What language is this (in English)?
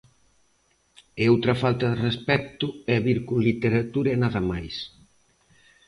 Galician